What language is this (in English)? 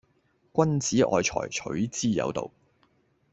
Cantonese